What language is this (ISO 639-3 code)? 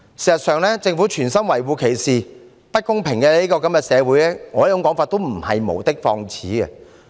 yue